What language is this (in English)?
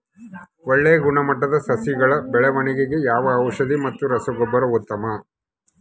Kannada